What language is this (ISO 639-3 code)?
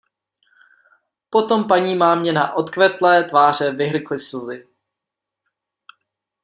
ces